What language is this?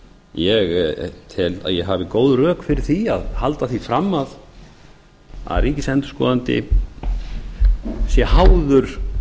Icelandic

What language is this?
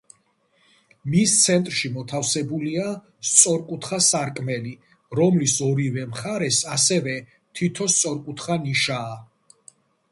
Georgian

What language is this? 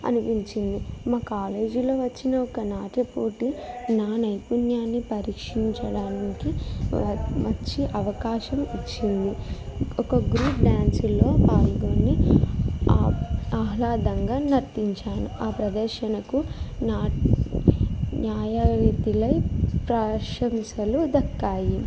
Telugu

